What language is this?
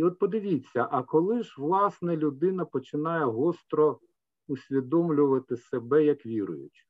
Ukrainian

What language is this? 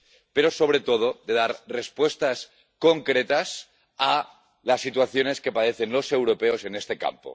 Spanish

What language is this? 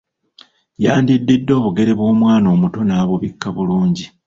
Ganda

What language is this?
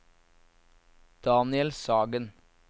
Norwegian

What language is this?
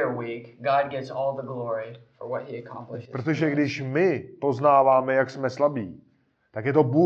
Czech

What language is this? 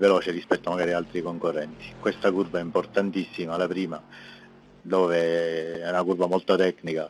Italian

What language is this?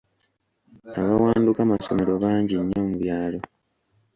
Ganda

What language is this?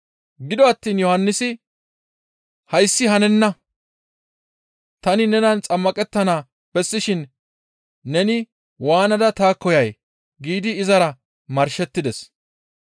Gamo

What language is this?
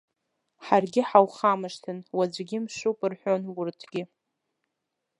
Abkhazian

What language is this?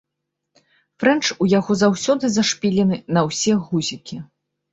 Belarusian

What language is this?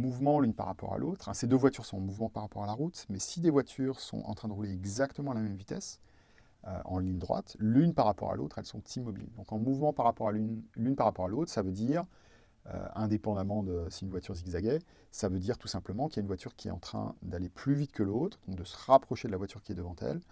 French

